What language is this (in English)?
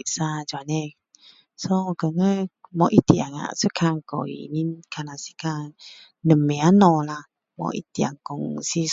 Min Dong Chinese